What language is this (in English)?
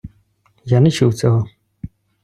Ukrainian